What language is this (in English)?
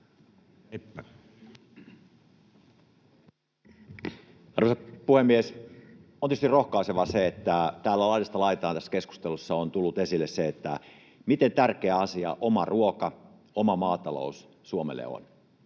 Finnish